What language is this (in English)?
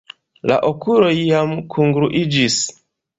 Esperanto